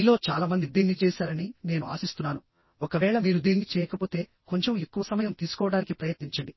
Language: Telugu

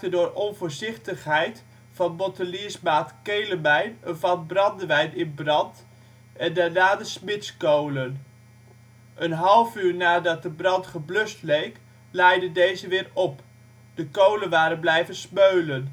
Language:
Dutch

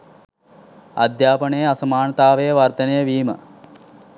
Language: Sinhala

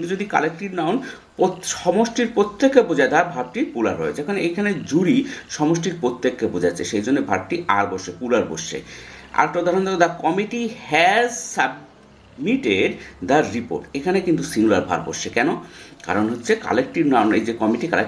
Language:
Bangla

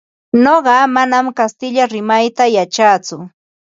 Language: Ambo-Pasco Quechua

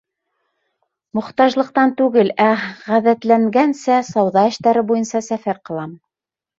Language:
Bashkir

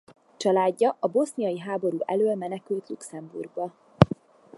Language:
Hungarian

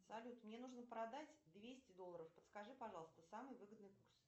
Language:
Russian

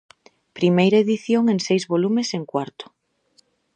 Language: Galician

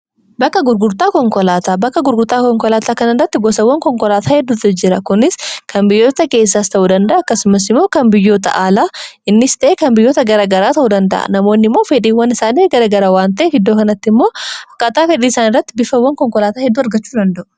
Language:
Oromo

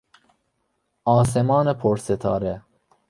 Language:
Persian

